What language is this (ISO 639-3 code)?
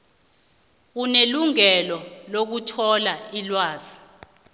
nbl